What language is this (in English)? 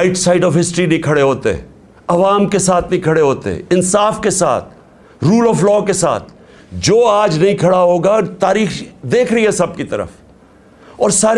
Urdu